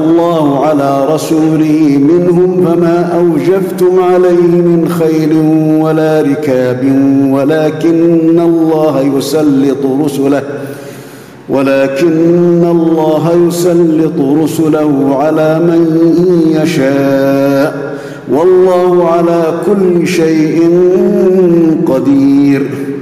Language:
Arabic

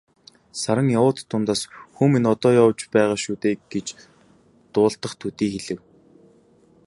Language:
Mongolian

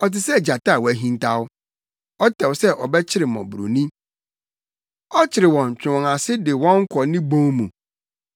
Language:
Akan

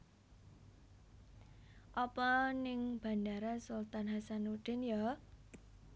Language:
Javanese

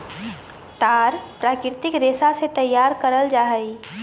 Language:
Magahi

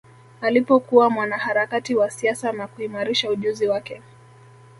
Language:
Swahili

